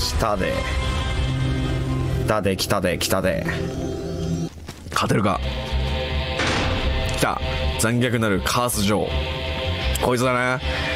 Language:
Japanese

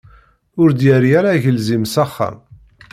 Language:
Kabyle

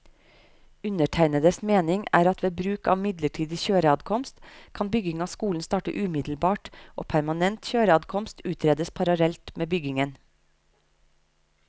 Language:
Norwegian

